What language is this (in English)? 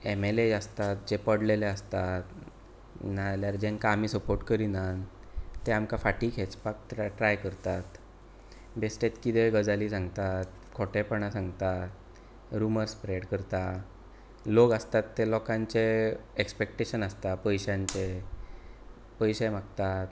Konkani